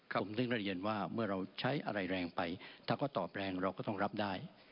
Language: Thai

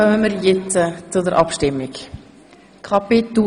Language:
Swiss German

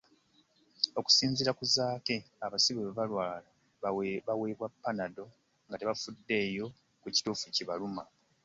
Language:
Ganda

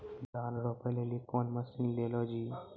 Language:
Maithili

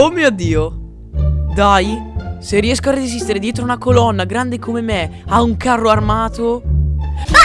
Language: Italian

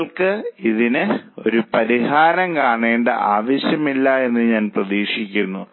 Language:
Malayalam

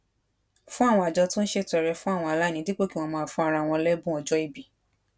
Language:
Yoruba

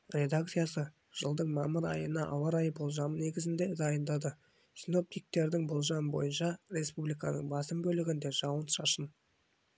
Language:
Kazakh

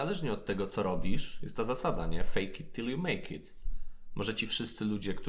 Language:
Polish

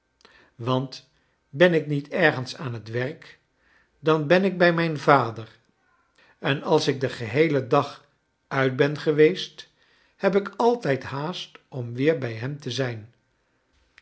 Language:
Dutch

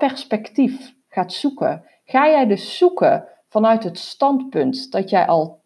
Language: Dutch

